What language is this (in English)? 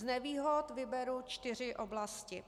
Czech